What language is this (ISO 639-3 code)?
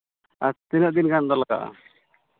sat